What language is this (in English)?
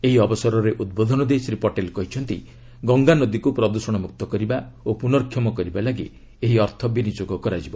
Odia